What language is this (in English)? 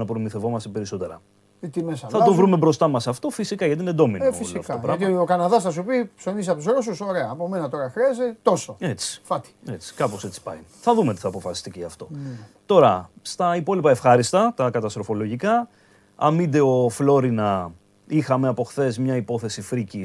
Greek